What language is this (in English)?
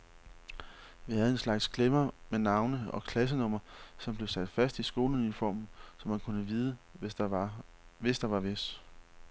Danish